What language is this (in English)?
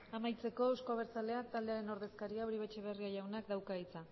Basque